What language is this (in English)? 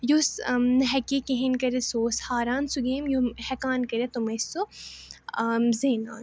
Kashmiri